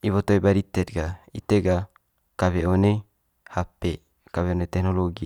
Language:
Manggarai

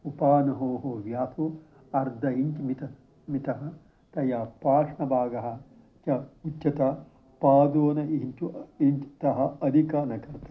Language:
Sanskrit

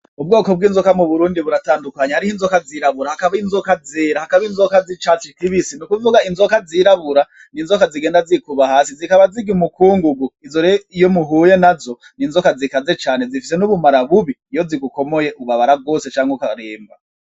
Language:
Rundi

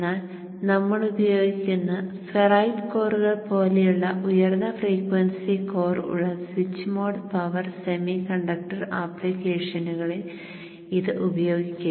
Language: Malayalam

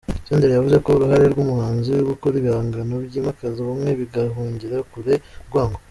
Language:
Kinyarwanda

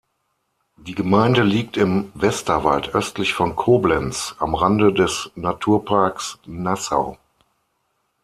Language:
German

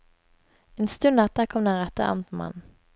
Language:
Norwegian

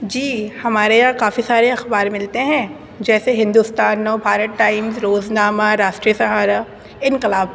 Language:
Urdu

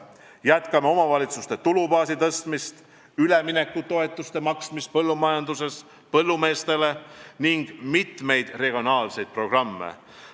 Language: Estonian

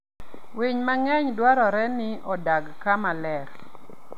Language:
Luo (Kenya and Tanzania)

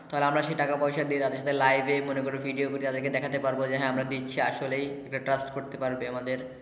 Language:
Bangla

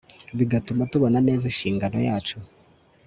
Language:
Kinyarwanda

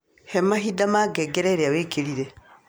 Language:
Kikuyu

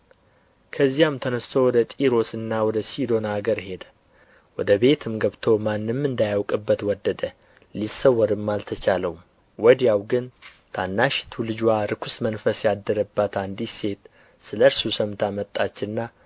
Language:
Amharic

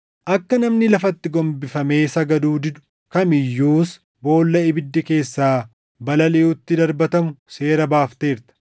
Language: Oromo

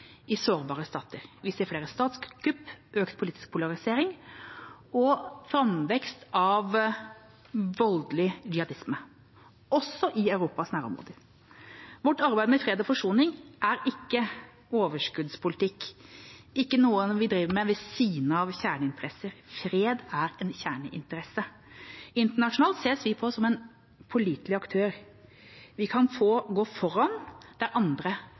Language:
Norwegian Bokmål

